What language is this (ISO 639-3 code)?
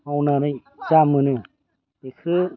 brx